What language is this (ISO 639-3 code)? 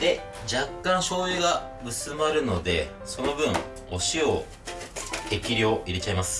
jpn